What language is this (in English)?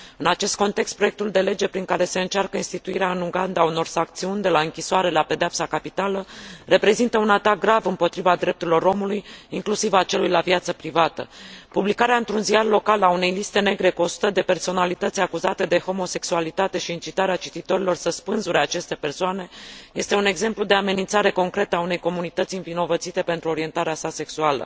Romanian